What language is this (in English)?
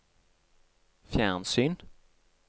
Norwegian